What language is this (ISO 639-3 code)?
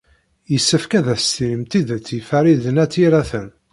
kab